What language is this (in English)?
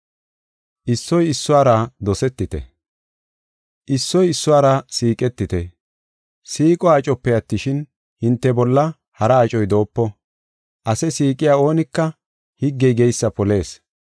Gofa